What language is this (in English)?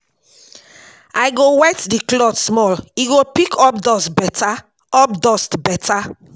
Nigerian Pidgin